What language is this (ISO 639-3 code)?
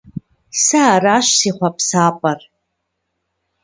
kbd